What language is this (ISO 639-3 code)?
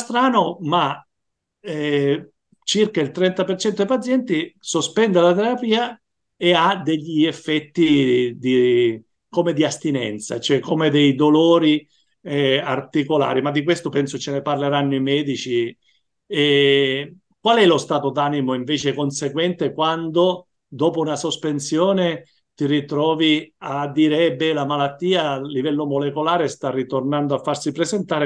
ita